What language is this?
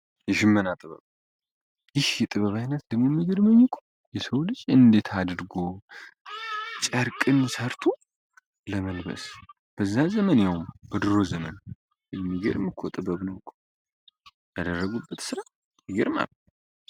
Amharic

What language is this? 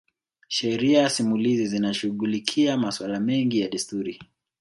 Swahili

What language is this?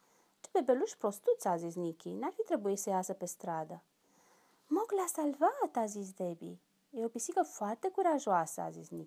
Romanian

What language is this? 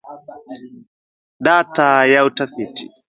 Swahili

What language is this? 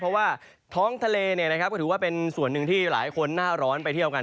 Thai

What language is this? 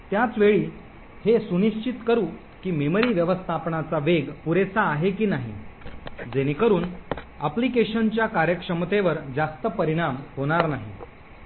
Marathi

